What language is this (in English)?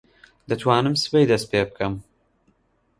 Central Kurdish